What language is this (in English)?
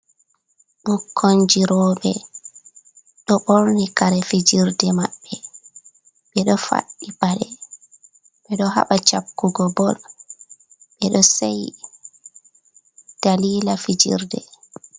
Fula